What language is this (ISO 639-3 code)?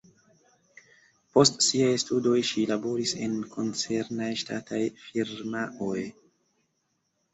epo